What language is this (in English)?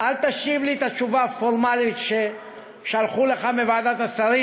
Hebrew